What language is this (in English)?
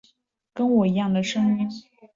Chinese